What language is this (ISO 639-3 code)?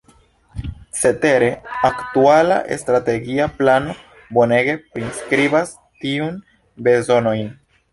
epo